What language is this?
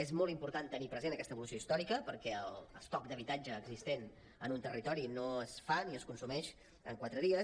Catalan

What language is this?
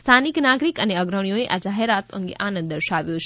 Gujarati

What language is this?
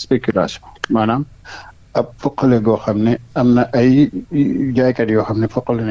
French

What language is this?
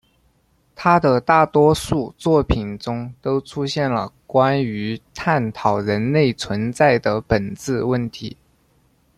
Chinese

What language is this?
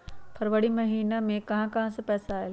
Magahi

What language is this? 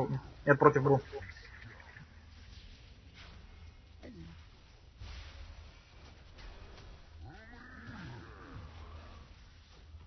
Russian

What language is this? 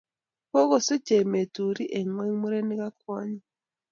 Kalenjin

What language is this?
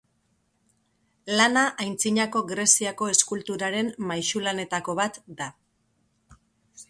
Basque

